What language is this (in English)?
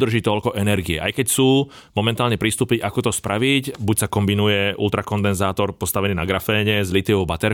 Slovak